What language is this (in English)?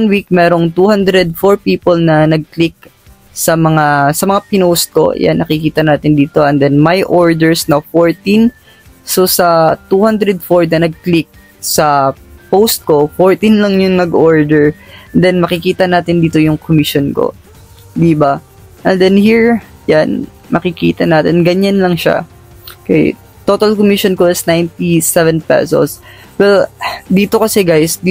Filipino